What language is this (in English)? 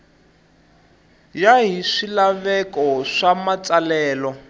Tsonga